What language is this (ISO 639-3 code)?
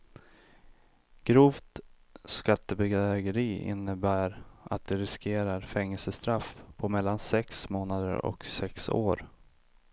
swe